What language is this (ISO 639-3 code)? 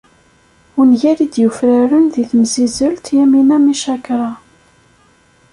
kab